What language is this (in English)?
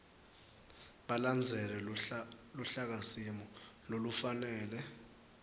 Swati